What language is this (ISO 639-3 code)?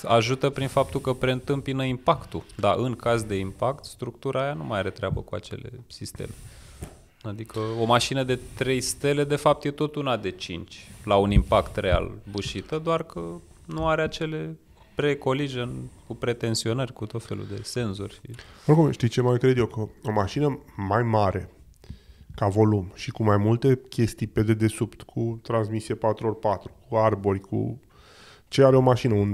ron